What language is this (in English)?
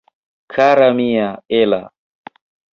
Esperanto